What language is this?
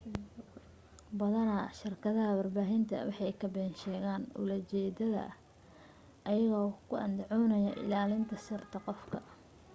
Somali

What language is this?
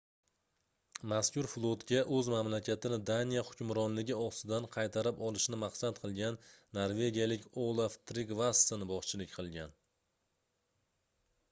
Uzbek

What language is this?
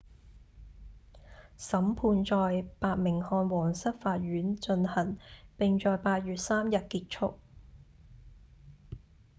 Cantonese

